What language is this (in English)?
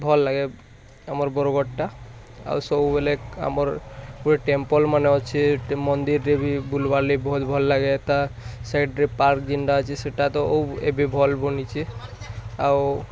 Odia